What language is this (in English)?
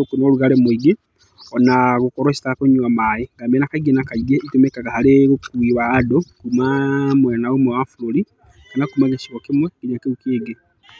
Kikuyu